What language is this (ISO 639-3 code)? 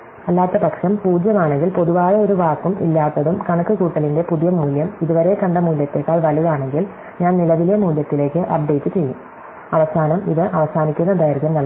mal